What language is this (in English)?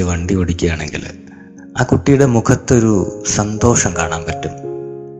Malayalam